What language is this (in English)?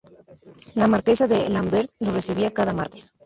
Spanish